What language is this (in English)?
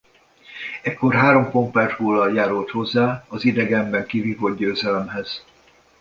Hungarian